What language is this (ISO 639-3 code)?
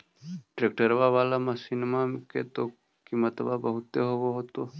mag